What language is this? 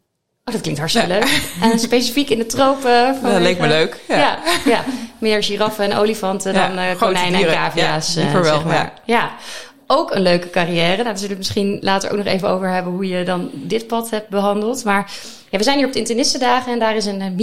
Dutch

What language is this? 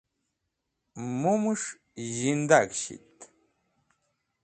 Wakhi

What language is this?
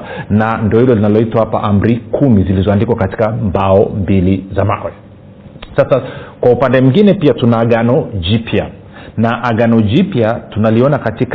Swahili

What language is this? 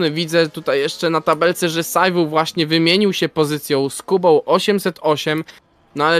Polish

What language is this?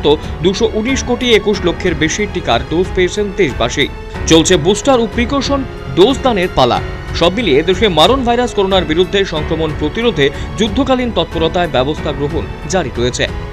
Hindi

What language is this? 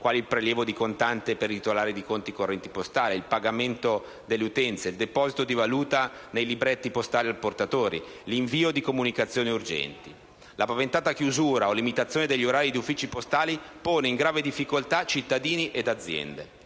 Italian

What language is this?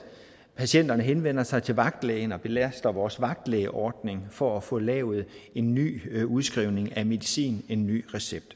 Danish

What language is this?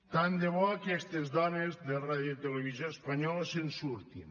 Catalan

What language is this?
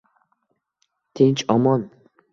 Uzbek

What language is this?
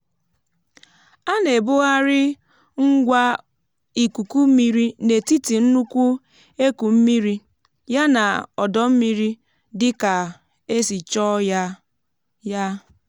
Igbo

